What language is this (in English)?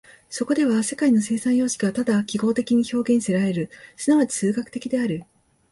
Japanese